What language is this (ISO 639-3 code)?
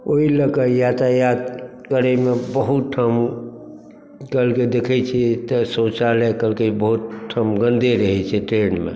mai